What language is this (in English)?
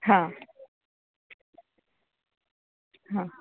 Gujarati